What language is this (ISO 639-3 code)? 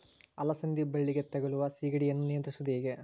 kan